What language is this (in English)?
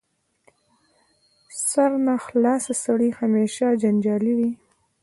Pashto